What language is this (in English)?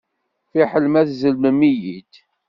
Kabyle